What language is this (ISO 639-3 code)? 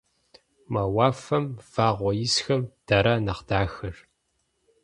kbd